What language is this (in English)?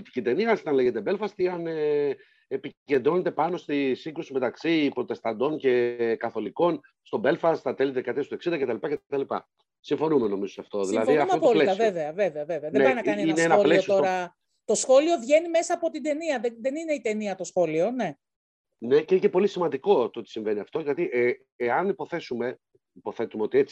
Greek